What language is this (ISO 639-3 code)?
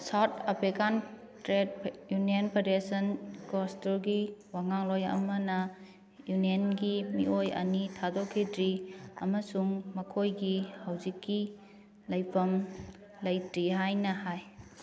mni